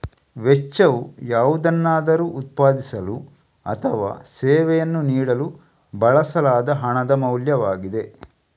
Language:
Kannada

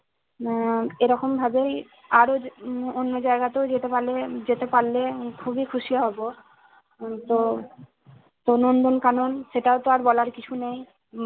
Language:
Bangla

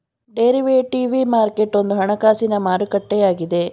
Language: Kannada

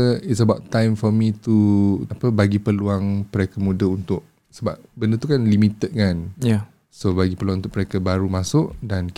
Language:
Malay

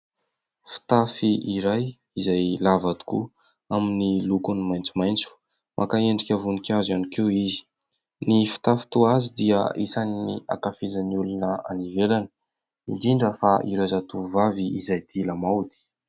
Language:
Malagasy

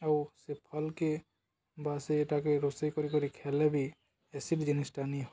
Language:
Odia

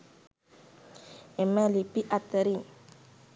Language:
Sinhala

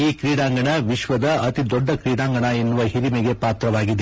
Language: Kannada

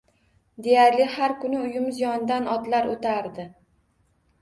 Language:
Uzbek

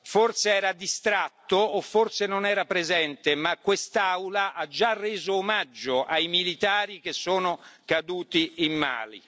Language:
Italian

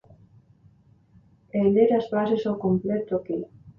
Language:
Galician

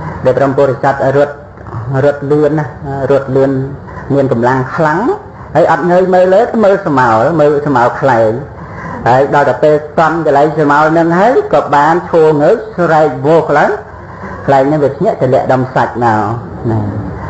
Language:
Vietnamese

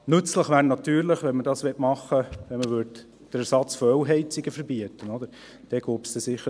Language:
Swiss German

